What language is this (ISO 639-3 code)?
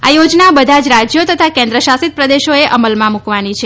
guj